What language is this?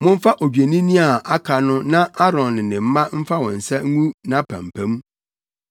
Akan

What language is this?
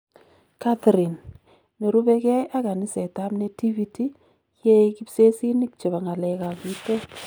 Kalenjin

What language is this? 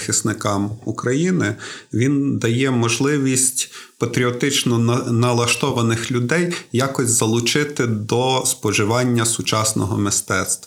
Ukrainian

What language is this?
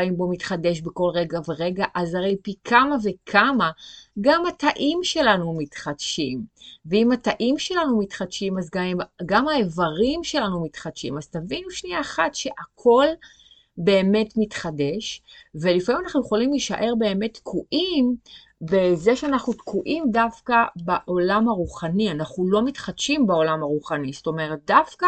Hebrew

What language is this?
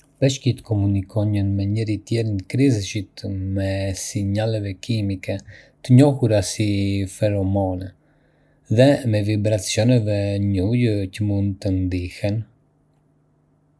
Arbëreshë Albanian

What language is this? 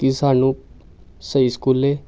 Punjabi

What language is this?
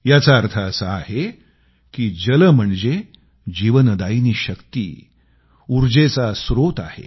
Marathi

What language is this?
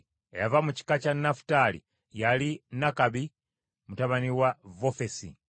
Ganda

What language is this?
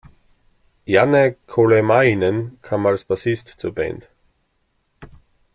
German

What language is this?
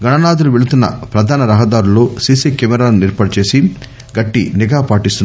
Telugu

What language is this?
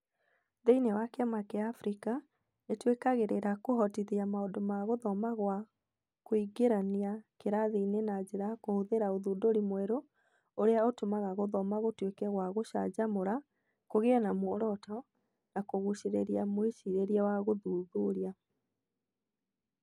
Kikuyu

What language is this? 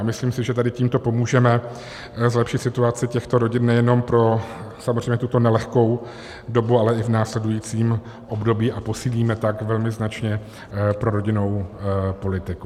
Czech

